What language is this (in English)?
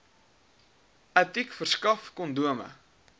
Afrikaans